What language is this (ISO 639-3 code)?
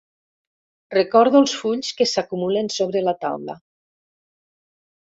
cat